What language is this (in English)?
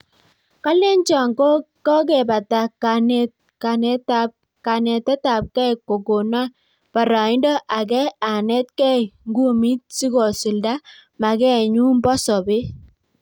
Kalenjin